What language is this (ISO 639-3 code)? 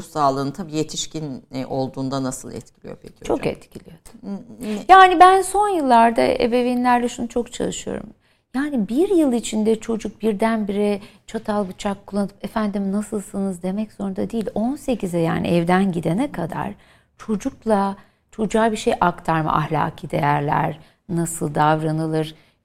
tur